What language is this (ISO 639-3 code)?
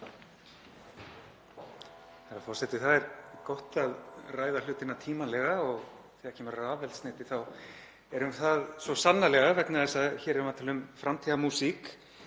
isl